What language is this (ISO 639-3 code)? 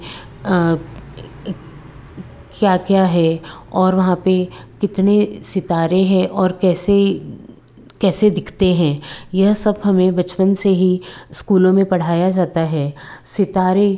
hin